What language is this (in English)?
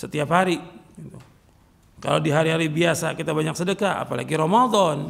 Indonesian